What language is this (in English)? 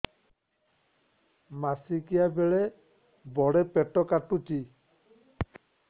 Odia